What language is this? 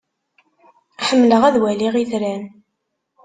Kabyle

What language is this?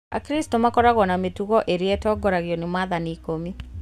Kikuyu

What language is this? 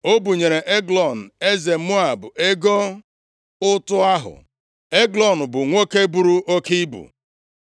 Igbo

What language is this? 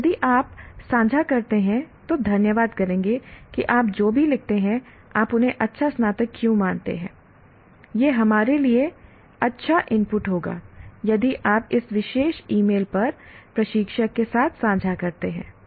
Hindi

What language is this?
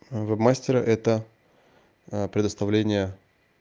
Russian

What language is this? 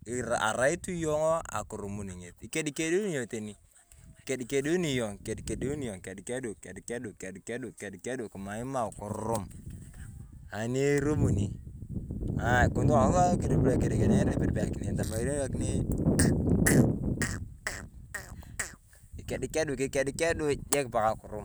Turkana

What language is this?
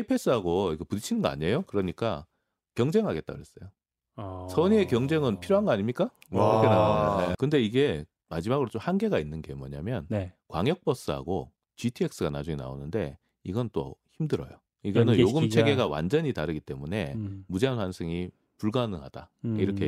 Korean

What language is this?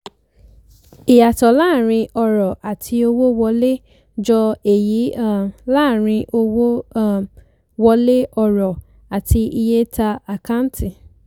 Yoruba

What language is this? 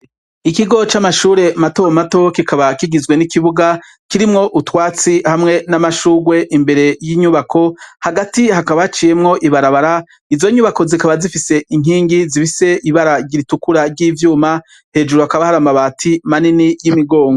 Rundi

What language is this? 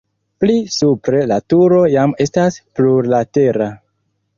Esperanto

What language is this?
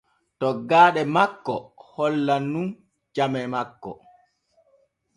Borgu Fulfulde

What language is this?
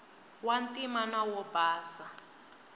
Tsonga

